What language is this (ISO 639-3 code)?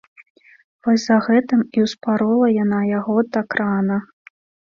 bel